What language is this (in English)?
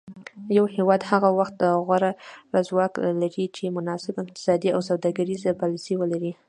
Pashto